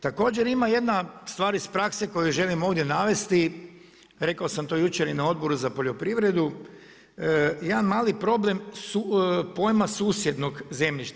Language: Croatian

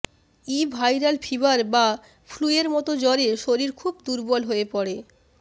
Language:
Bangla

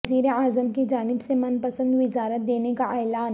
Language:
Urdu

